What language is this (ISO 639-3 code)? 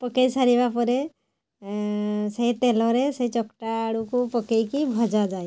ori